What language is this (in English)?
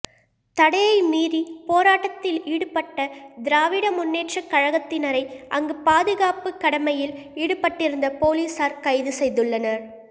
Tamil